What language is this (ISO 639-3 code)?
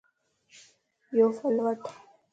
lss